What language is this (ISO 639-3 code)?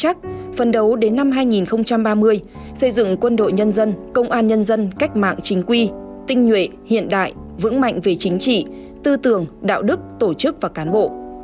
vie